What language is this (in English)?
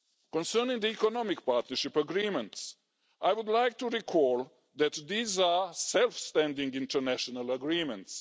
English